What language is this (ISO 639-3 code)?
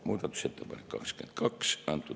est